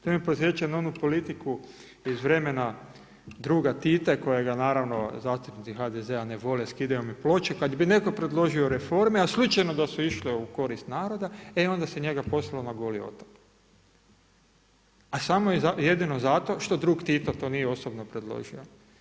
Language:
Croatian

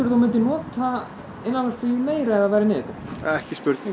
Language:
Icelandic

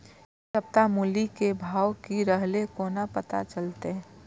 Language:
Maithili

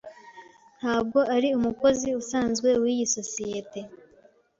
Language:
Kinyarwanda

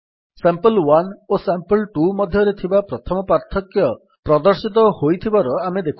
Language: Odia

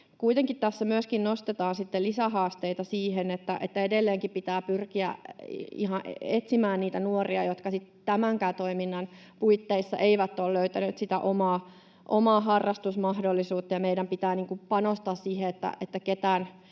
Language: Finnish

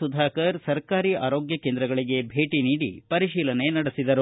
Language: Kannada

